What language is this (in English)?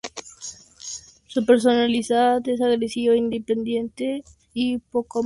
Spanish